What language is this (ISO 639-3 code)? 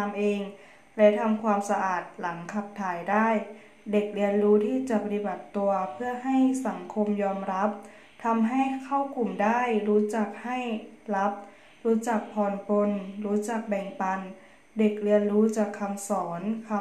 tha